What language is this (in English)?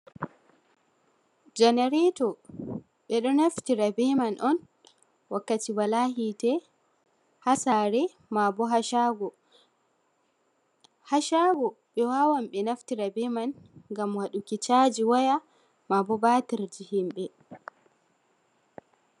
Fula